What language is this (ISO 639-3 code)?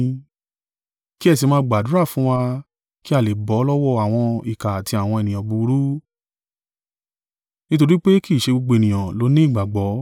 yor